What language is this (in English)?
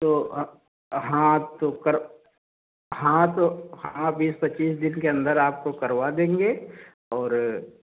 Hindi